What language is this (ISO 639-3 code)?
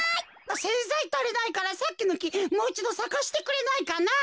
jpn